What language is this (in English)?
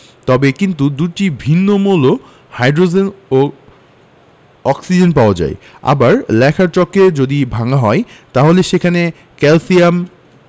Bangla